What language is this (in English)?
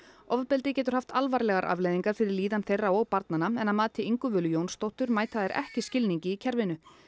Icelandic